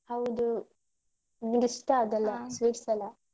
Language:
Kannada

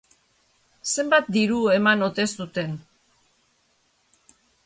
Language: Basque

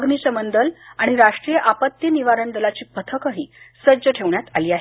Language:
Marathi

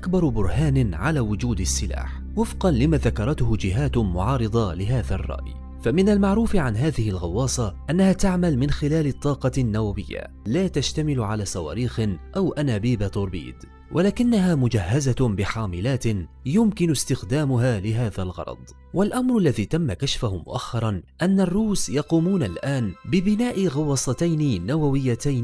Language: Arabic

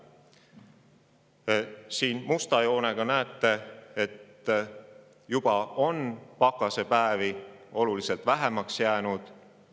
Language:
Estonian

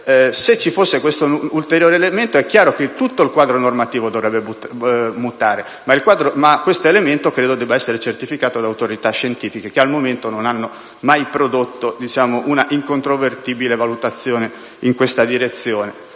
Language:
Italian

